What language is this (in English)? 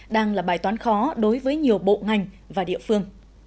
Vietnamese